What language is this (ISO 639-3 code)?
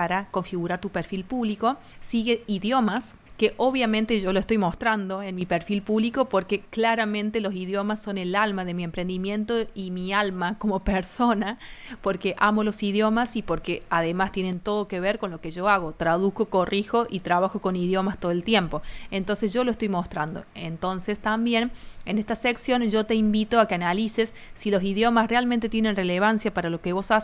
spa